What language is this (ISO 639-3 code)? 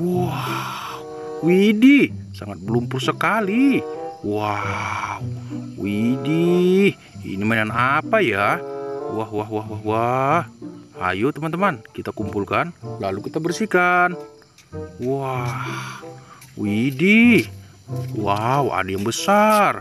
ind